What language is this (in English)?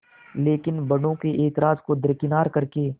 Hindi